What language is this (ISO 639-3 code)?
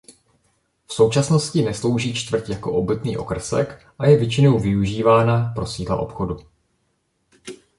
ces